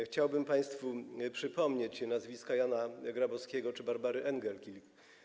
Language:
Polish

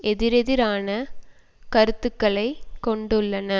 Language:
Tamil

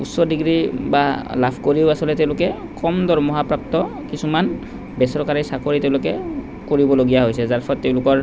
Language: Assamese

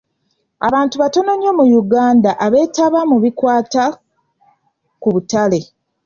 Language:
Ganda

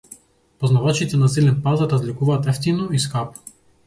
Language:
Macedonian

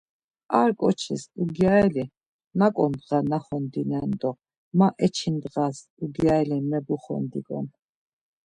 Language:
Laz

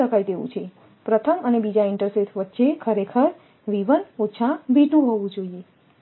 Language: Gujarati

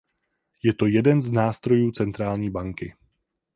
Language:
Czech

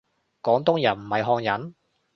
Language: Cantonese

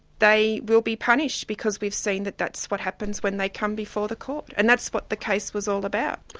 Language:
English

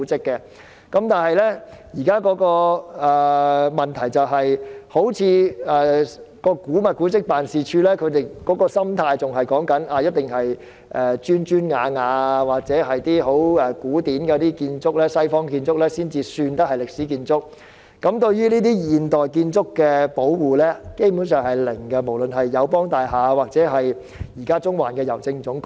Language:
Cantonese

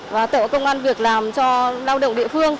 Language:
Vietnamese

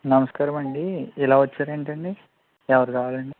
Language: Telugu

